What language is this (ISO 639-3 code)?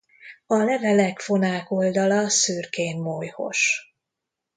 hun